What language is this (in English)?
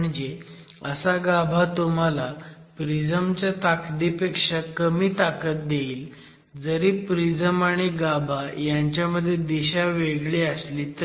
Marathi